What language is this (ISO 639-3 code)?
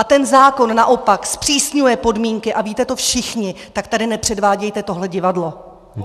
ces